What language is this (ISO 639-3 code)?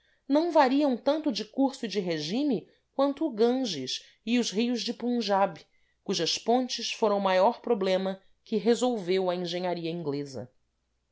por